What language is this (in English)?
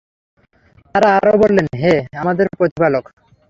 Bangla